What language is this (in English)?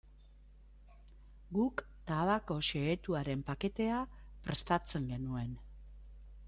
Basque